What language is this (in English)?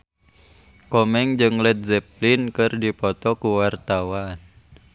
Sundanese